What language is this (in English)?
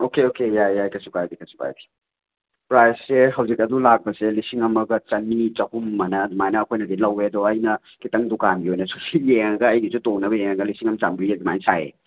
Manipuri